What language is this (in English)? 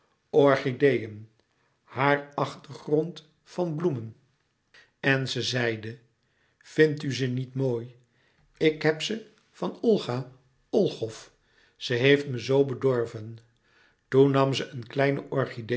Dutch